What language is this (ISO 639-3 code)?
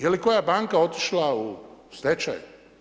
hrv